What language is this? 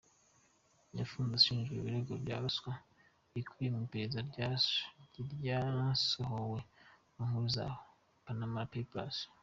Kinyarwanda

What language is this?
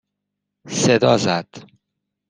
Persian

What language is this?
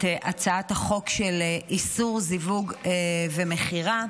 Hebrew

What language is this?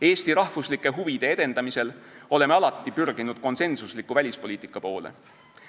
Estonian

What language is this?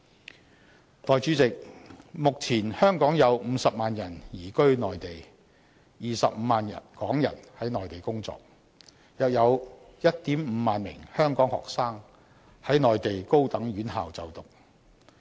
Cantonese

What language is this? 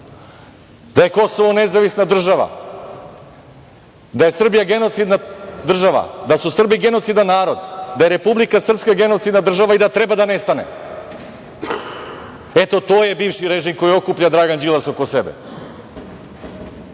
Serbian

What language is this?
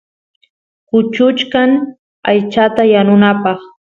Santiago del Estero Quichua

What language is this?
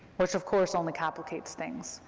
English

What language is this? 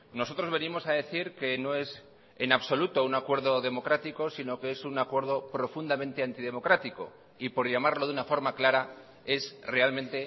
Spanish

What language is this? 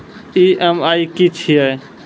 Maithili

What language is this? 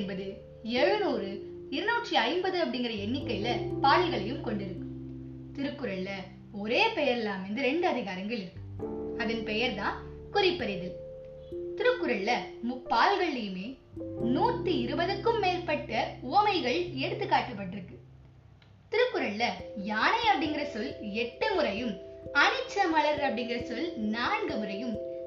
Tamil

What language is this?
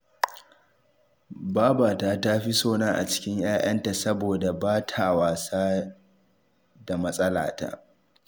Hausa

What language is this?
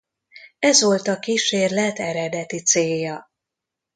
Hungarian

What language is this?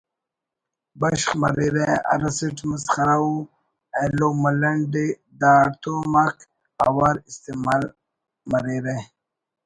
Brahui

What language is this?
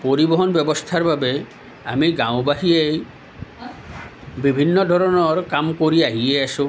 Assamese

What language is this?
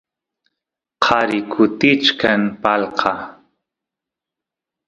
Santiago del Estero Quichua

